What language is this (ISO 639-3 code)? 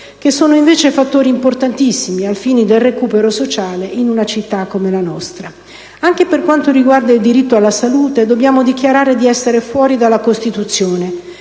ita